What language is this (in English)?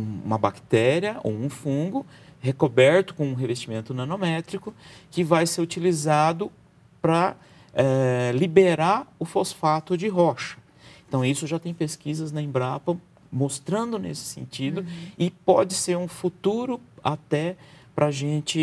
Portuguese